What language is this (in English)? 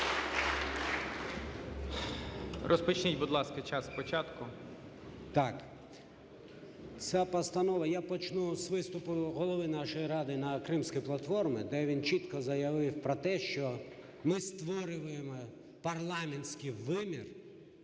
Ukrainian